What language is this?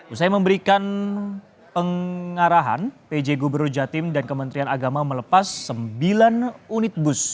Indonesian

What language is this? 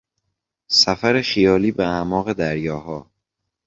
Persian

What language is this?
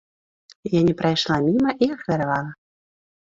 Belarusian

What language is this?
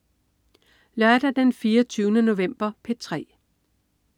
Danish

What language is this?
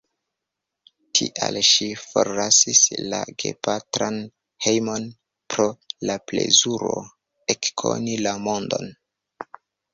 Esperanto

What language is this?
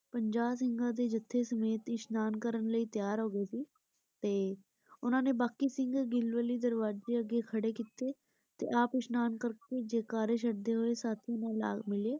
Punjabi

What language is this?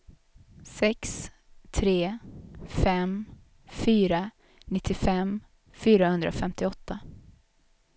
Swedish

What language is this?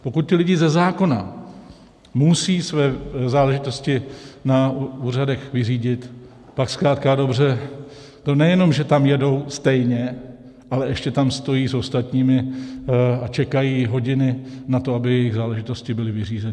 Czech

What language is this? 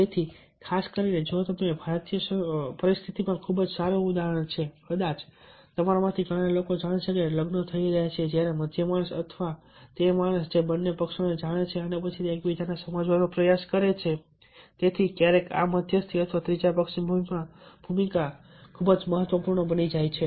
Gujarati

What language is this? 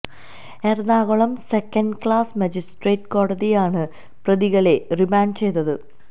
Malayalam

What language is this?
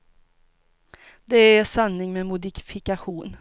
Swedish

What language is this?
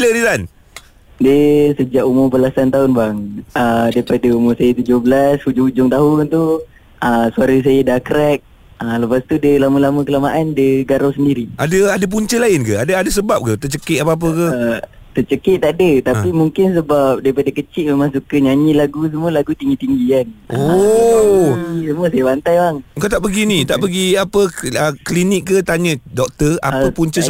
Malay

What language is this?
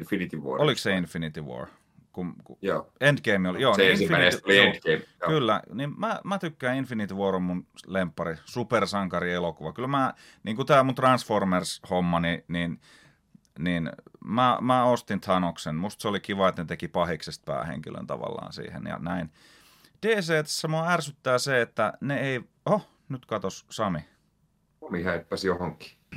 Finnish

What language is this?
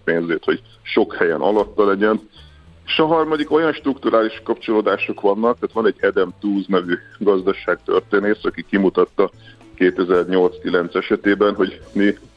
Hungarian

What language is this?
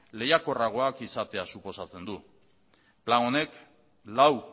Basque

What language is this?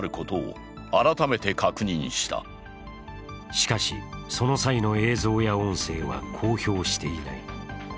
Japanese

